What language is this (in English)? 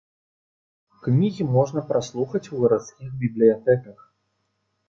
Belarusian